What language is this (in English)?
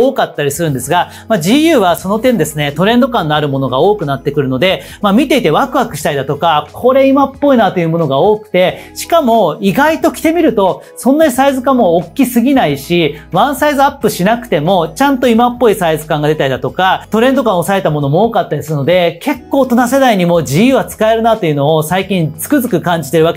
Japanese